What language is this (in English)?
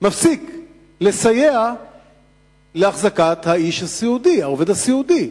Hebrew